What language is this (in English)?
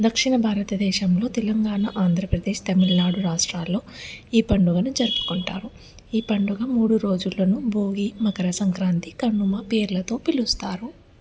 Telugu